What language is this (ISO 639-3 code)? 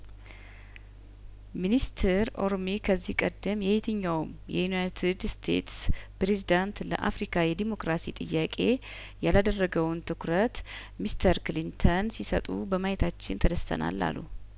amh